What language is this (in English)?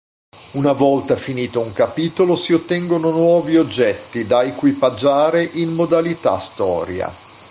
Italian